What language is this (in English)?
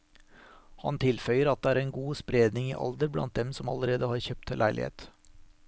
Norwegian